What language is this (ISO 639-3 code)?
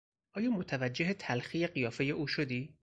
fas